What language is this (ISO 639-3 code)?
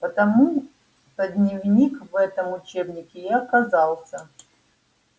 rus